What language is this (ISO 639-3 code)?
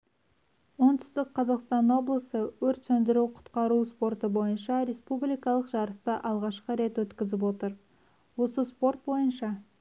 kaz